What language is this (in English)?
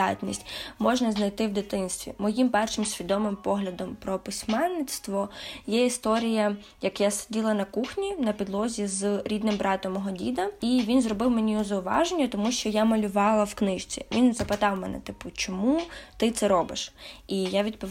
Ukrainian